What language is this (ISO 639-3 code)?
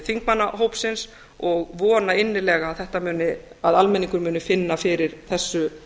isl